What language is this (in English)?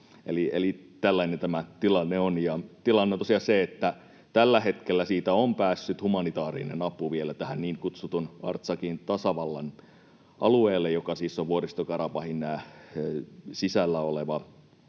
Finnish